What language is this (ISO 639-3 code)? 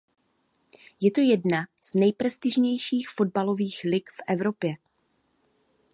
ces